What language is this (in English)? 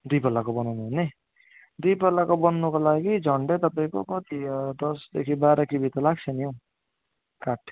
Nepali